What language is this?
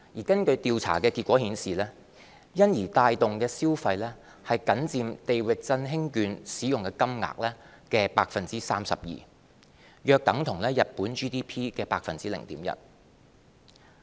Cantonese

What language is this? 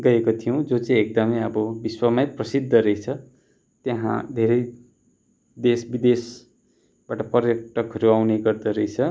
Nepali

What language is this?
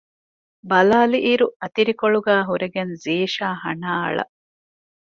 Divehi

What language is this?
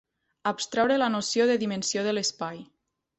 Catalan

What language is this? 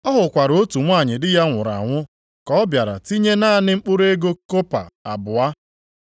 Igbo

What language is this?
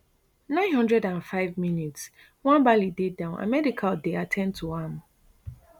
Nigerian Pidgin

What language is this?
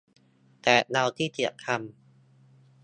Thai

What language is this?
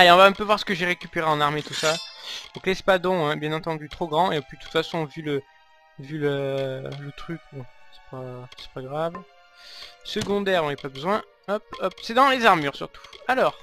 French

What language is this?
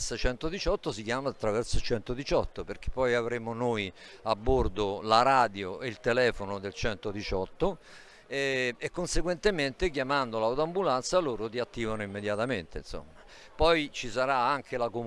Italian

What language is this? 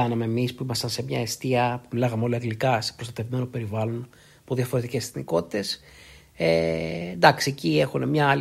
Greek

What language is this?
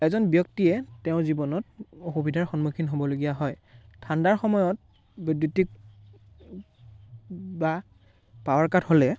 Assamese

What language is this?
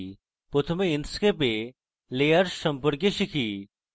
Bangla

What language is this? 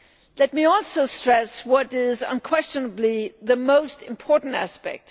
English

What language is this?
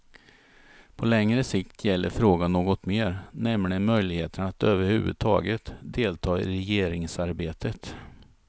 Swedish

